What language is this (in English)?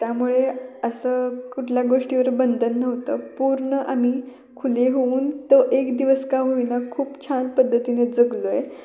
Marathi